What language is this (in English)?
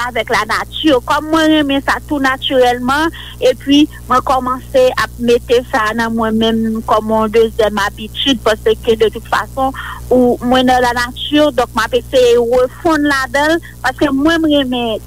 French